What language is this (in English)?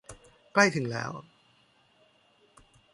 Thai